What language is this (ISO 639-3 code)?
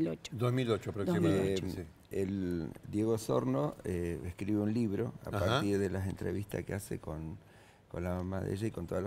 spa